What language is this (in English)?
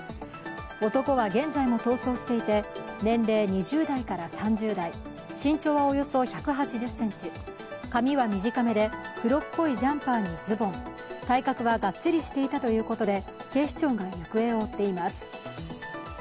Japanese